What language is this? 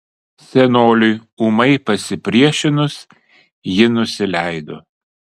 Lithuanian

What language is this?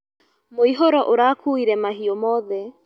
Kikuyu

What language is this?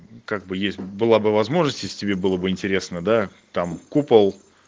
Russian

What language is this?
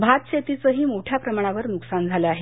Marathi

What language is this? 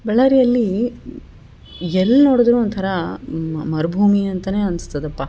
Kannada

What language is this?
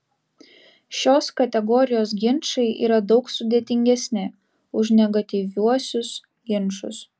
Lithuanian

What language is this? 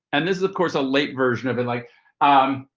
English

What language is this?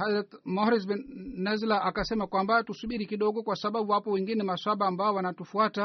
Swahili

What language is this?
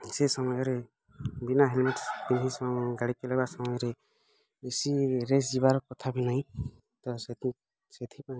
Odia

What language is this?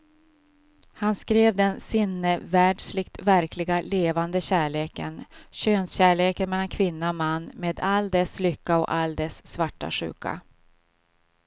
Swedish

